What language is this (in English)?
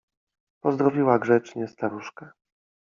Polish